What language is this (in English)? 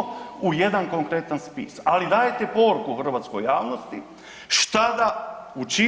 Croatian